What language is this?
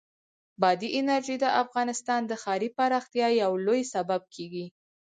Pashto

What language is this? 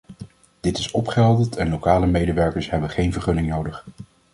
Dutch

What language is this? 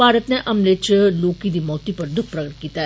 Dogri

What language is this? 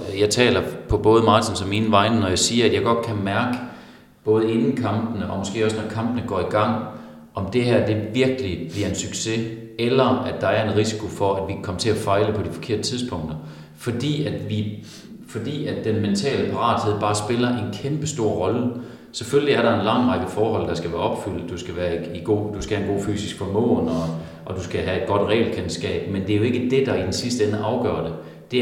Danish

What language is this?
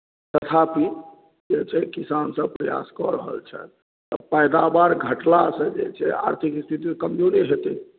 Maithili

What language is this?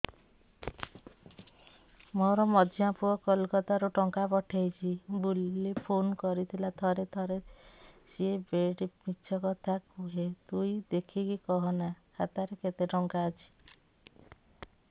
Odia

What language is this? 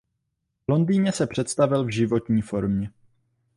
Czech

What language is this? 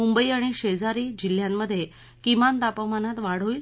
Marathi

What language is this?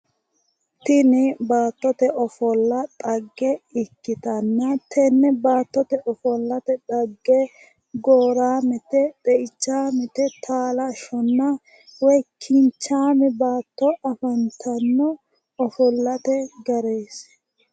Sidamo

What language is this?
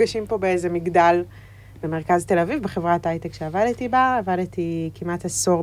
Hebrew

